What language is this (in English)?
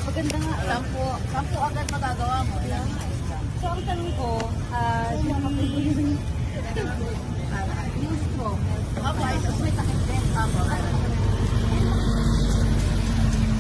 Filipino